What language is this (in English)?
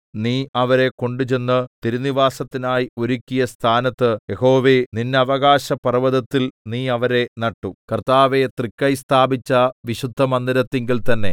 Malayalam